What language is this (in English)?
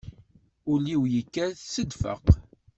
Kabyle